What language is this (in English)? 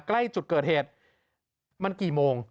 Thai